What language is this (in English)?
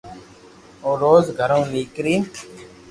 Loarki